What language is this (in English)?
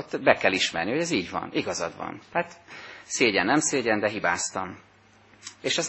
Hungarian